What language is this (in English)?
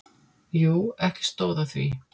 Icelandic